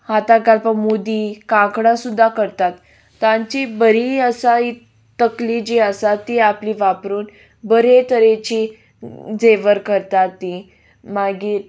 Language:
Konkani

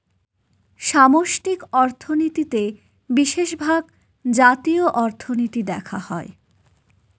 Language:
Bangla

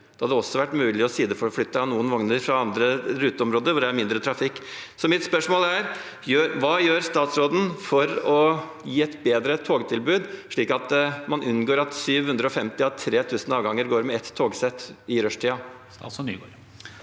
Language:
Norwegian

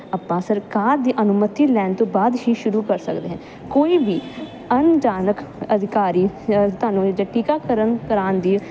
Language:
Punjabi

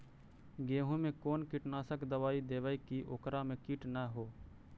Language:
Magahi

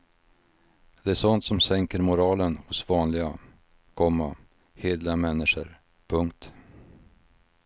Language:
Swedish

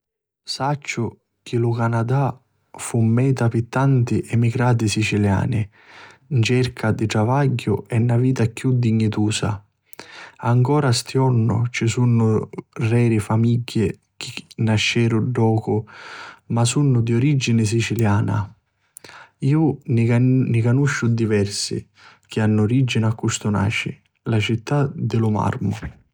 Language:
Sicilian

